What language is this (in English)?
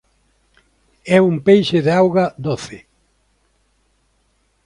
Galician